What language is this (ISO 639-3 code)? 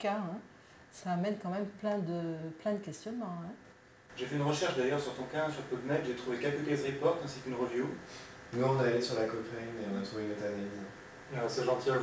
fra